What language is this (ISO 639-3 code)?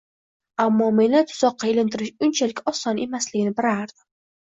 uzb